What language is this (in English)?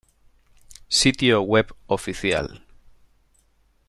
Spanish